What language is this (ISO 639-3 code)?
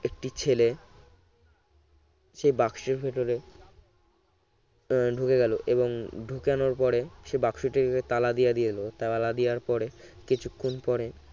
ben